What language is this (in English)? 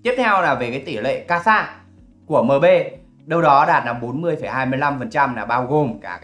Vietnamese